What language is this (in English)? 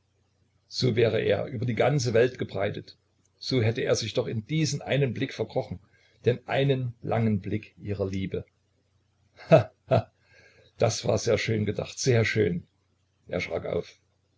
German